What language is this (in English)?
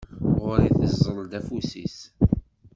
Kabyle